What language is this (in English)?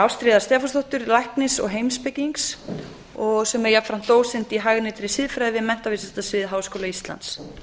Icelandic